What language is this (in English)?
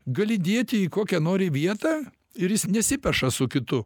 Lithuanian